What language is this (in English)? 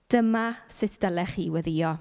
Welsh